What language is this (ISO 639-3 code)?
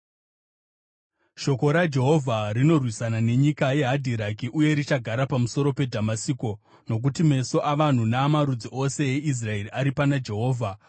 sna